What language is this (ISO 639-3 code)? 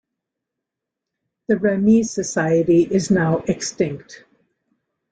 eng